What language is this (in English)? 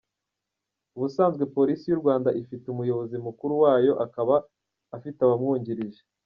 Kinyarwanda